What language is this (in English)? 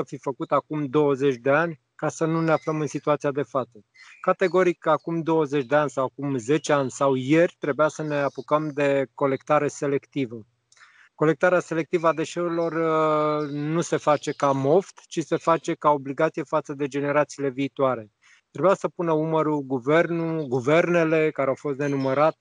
Romanian